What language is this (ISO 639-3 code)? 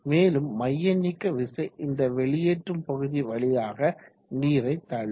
tam